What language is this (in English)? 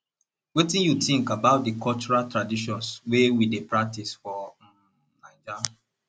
Nigerian Pidgin